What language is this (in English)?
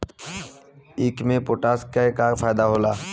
Bhojpuri